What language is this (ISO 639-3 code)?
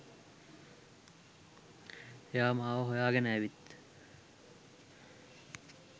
sin